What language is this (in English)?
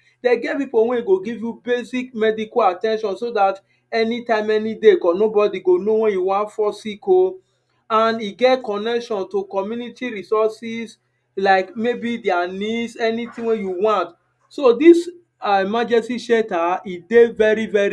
Nigerian Pidgin